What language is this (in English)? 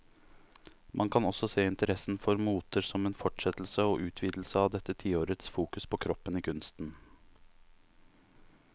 Norwegian